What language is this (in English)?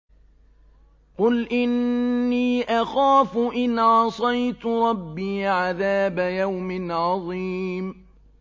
Arabic